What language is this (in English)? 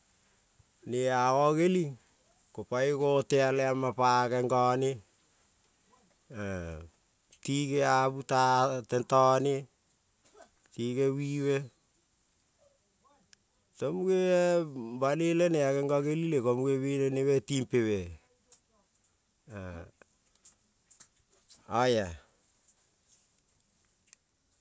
Kol (Papua New Guinea)